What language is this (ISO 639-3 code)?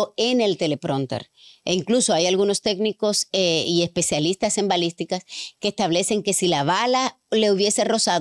spa